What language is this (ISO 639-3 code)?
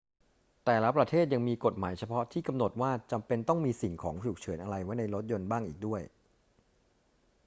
tha